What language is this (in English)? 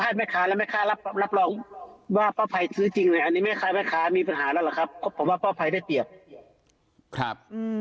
Thai